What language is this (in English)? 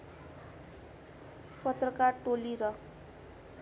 Nepali